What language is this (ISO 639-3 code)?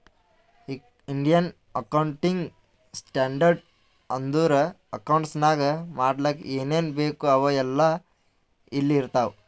kan